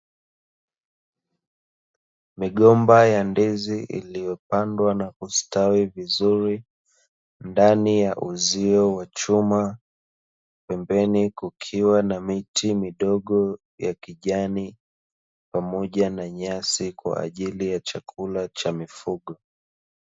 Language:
Swahili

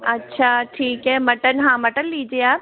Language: Hindi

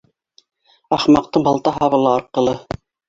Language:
Bashkir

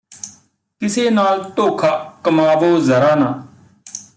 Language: Punjabi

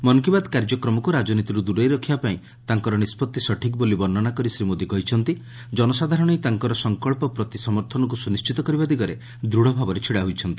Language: Odia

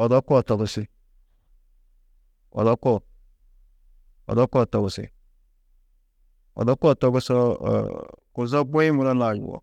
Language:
Tedaga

